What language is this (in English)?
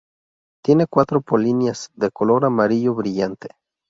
Spanish